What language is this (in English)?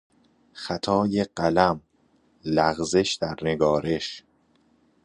Persian